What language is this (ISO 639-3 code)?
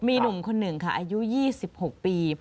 tha